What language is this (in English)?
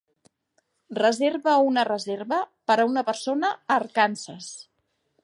Catalan